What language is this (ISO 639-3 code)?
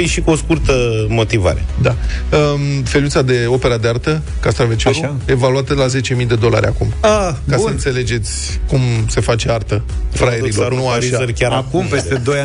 ron